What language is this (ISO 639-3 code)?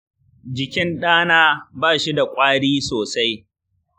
hau